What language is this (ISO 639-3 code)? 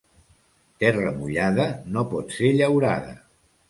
cat